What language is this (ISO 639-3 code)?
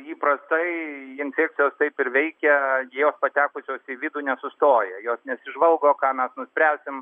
lit